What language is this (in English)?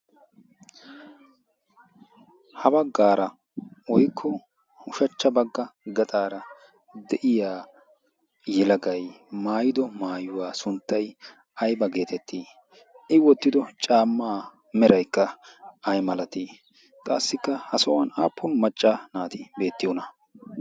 Wolaytta